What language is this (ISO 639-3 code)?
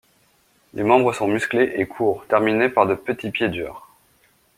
fra